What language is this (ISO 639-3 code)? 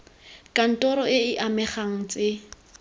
tsn